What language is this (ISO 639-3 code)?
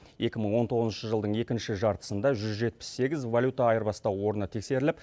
kaz